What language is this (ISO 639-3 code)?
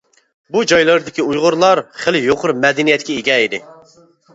uig